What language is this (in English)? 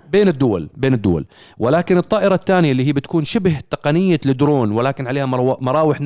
Arabic